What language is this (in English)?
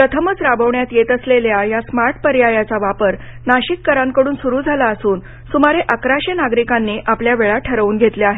Marathi